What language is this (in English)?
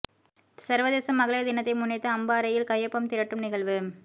Tamil